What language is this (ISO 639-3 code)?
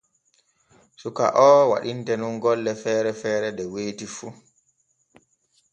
fue